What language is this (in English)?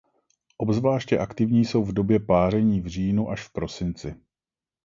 Czech